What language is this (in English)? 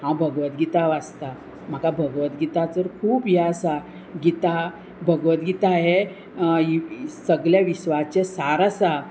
Konkani